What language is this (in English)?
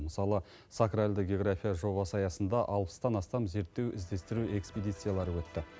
Kazakh